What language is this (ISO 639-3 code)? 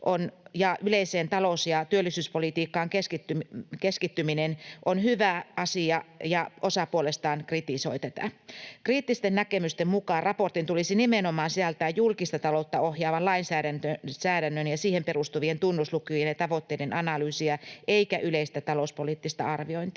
fin